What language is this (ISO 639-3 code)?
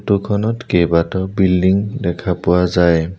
asm